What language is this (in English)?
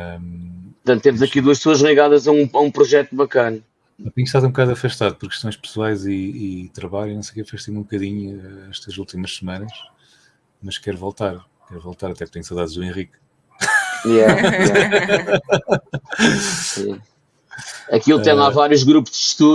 Portuguese